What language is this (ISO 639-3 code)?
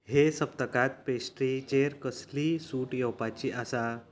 kok